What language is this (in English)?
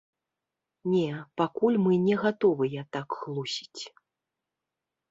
Belarusian